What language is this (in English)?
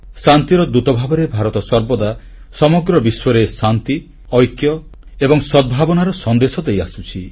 Odia